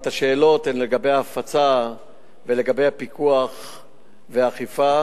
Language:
Hebrew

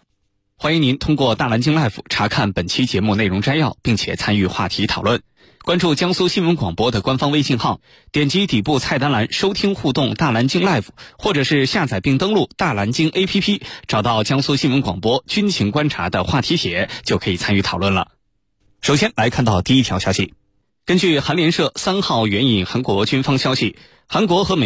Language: Chinese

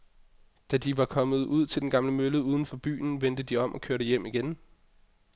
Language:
Danish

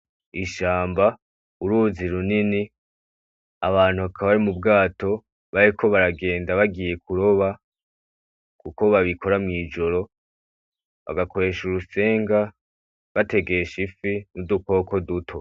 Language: Rundi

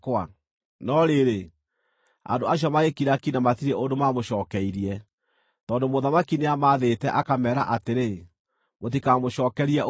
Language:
Kikuyu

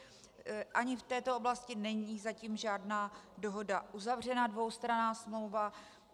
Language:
Czech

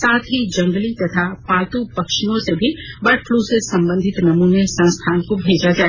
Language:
Hindi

